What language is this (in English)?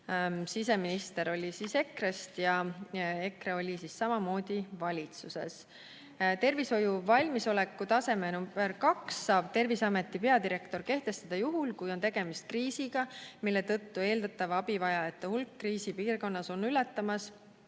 Estonian